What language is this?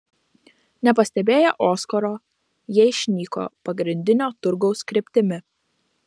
Lithuanian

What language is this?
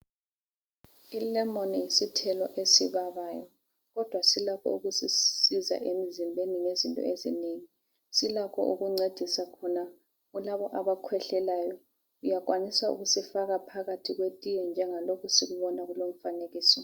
North Ndebele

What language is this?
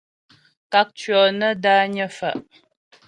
Ghomala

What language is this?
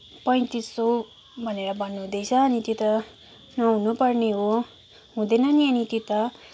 Nepali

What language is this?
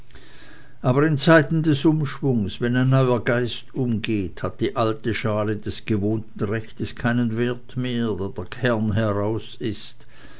German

